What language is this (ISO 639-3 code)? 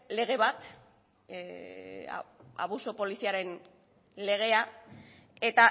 eus